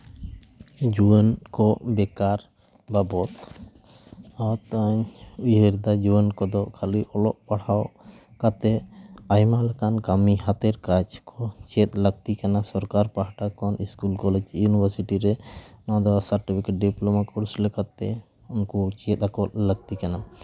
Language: Santali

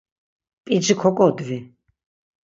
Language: Laz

